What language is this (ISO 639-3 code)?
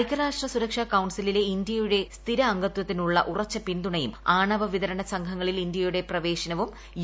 mal